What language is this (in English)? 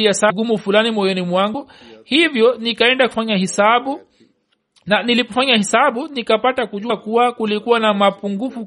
Swahili